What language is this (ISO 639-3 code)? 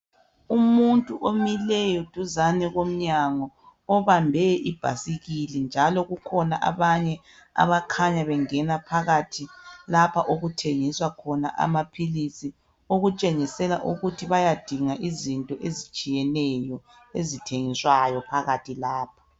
nde